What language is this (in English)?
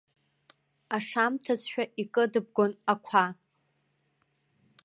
Abkhazian